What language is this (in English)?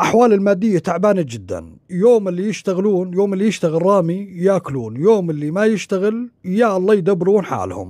Arabic